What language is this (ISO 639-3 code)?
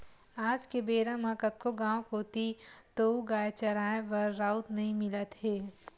hne